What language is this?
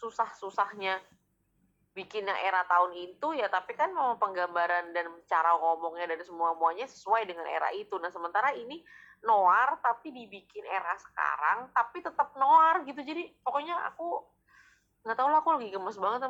Indonesian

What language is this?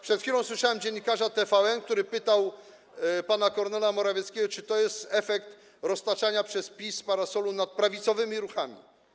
Polish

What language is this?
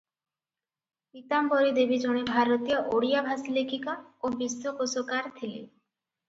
Odia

